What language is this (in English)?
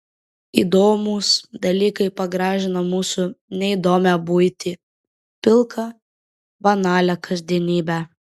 Lithuanian